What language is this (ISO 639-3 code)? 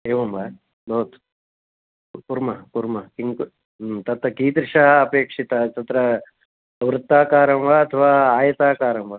san